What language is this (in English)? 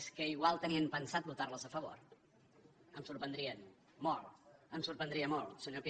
Catalan